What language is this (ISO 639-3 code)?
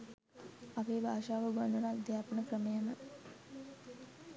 sin